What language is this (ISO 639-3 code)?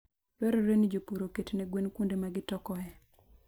luo